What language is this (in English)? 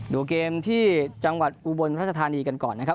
Thai